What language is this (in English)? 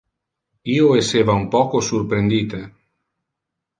Interlingua